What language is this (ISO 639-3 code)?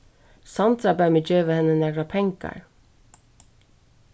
fao